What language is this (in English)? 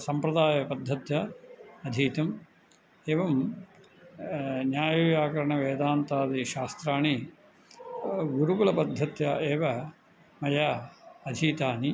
Sanskrit